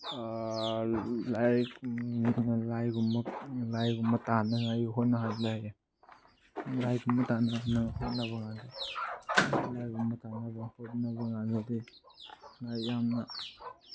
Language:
Manipuri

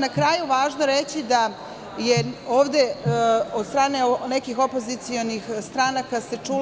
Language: Serbian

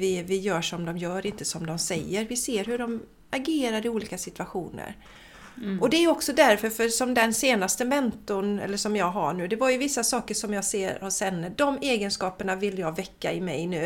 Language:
Swedish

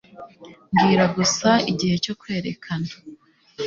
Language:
Kinyarwanda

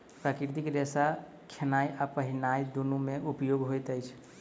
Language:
Maithili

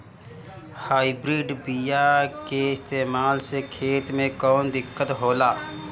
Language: Bhojpuri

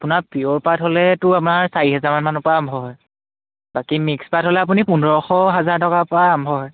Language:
Assamese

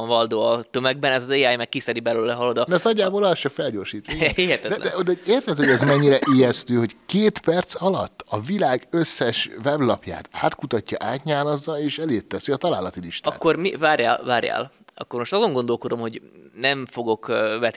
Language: Hungarian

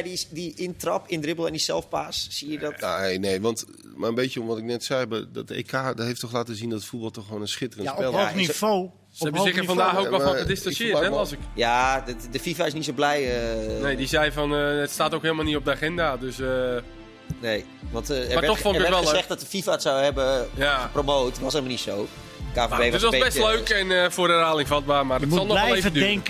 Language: Dutch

